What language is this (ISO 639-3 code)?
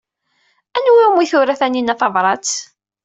kab